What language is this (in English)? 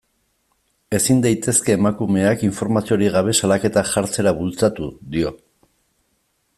Basque